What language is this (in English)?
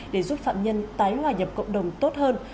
Vietnamese